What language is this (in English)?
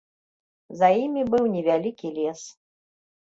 Belarusian